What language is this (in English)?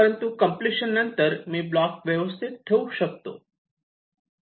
Marathi